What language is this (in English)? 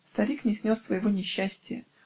Russian